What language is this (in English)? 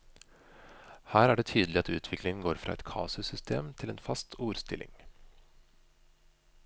Norwegian